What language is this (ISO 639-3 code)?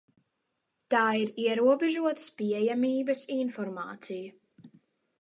lav